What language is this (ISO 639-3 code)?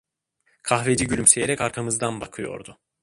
tur